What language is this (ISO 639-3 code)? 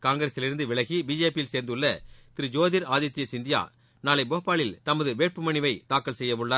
tam